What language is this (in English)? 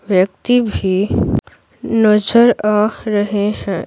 Hindi